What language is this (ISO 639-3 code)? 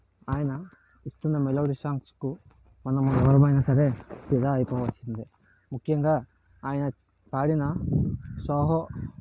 tel